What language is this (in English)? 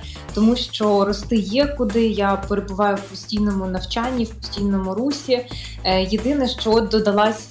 Ukrainian